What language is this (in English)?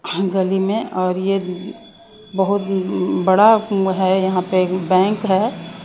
Hindi